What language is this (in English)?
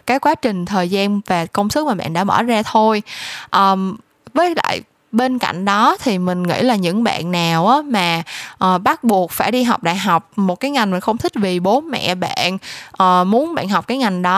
Vietnamese